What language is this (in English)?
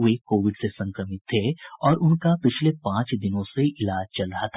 Hindi